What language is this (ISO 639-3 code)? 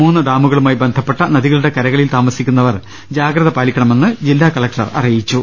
mal